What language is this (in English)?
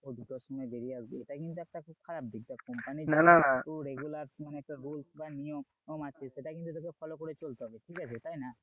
Bangla